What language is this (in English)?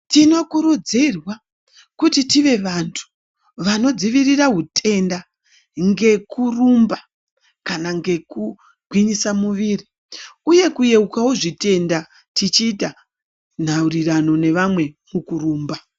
Ndau